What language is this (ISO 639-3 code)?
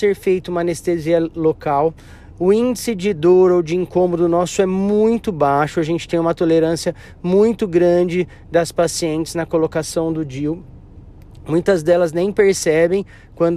por